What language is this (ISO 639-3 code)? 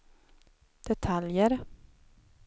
swe